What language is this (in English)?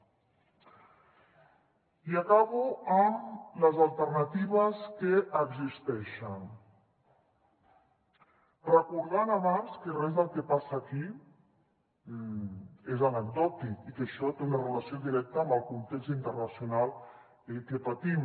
Catalan